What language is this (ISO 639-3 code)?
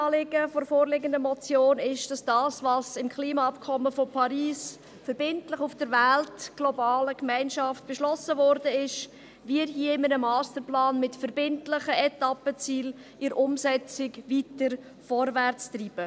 gsw